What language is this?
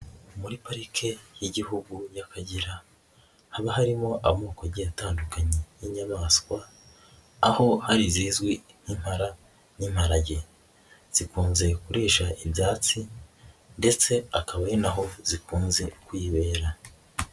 Kinyarwanda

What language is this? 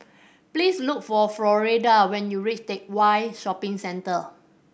English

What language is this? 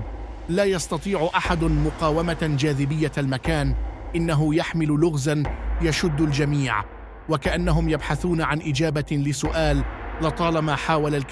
Arabic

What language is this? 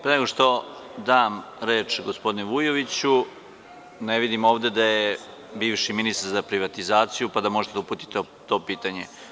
Serbian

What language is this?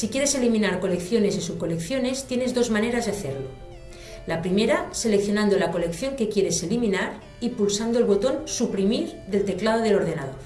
Spanish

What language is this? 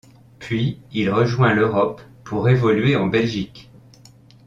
French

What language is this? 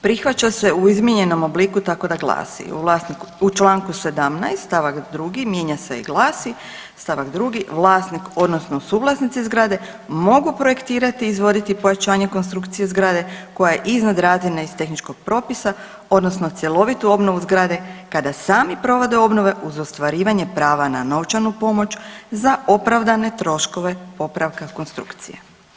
Croatian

